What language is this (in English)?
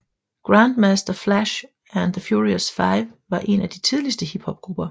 Danish